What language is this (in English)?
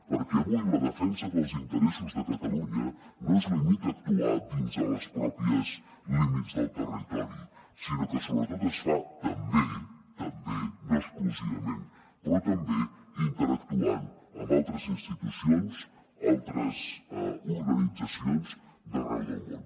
Catalan